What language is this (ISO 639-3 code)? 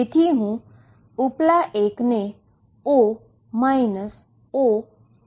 guj